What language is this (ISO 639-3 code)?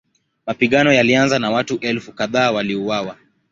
swa